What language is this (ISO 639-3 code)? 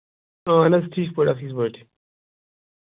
kas